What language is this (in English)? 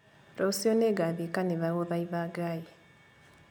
Kikuyu